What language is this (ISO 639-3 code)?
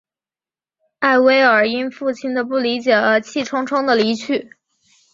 zho